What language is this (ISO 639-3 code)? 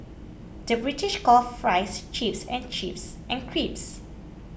eng